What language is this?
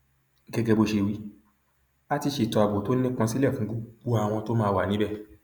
Yoruba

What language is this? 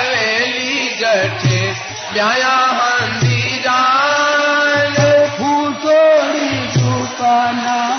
Hindi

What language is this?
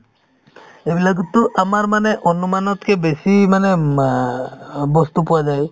Assamese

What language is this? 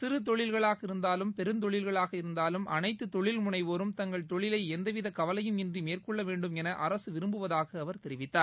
Tamil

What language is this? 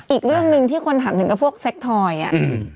Thai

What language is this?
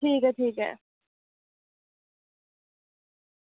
Dogri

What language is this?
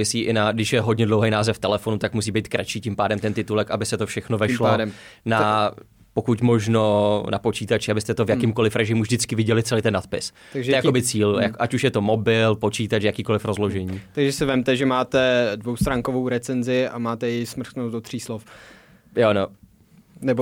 Czech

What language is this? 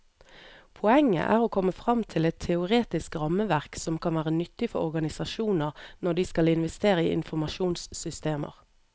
Norwegian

